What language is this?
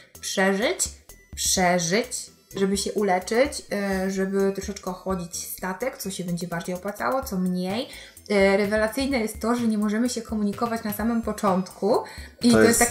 Polish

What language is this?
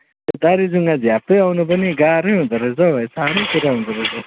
Nepali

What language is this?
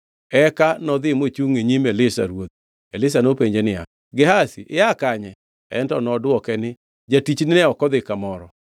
Luo (Kenya and Tanzania)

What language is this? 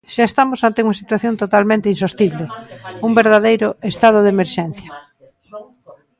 Galician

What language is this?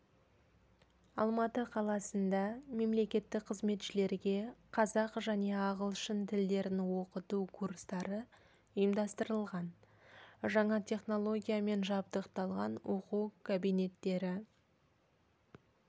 Kazakh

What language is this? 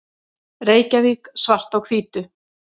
Icelandic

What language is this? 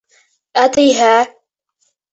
Bashkir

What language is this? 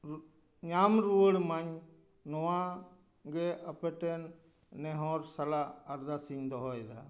Santali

